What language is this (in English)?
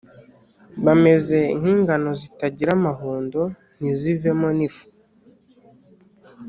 Kinyarwanda